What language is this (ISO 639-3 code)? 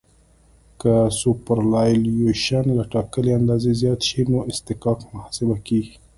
pus